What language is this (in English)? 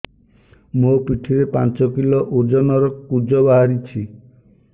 Odia